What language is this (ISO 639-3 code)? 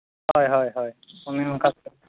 sat